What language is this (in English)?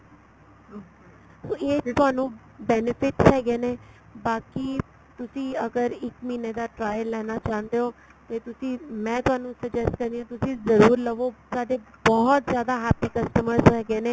Punjabi